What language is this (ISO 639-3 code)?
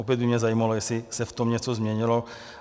ces